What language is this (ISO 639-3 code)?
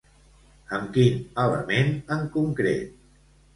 cat